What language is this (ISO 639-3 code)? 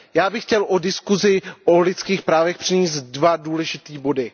ces